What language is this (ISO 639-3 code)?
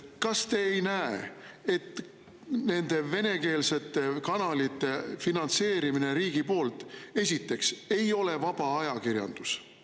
est